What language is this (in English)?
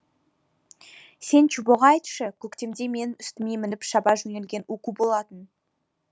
Kazakh